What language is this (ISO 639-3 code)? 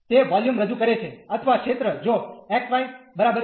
guj